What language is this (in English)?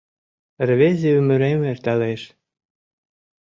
Mari